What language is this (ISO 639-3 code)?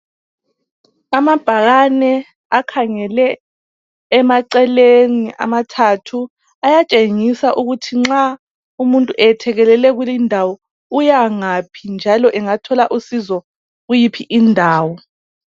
nde